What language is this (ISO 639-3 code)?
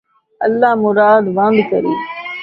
skr